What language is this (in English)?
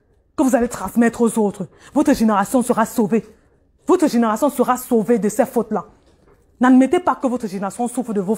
French